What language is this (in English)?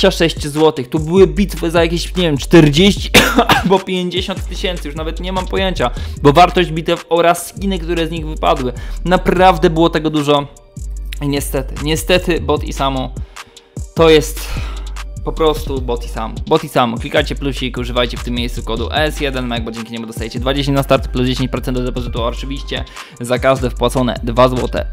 Polish